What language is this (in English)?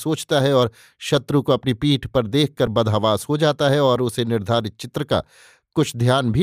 Hindi